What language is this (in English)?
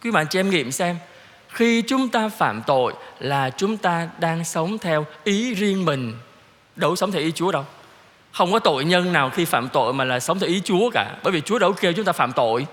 Vietnamese